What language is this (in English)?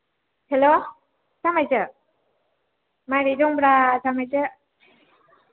Bodo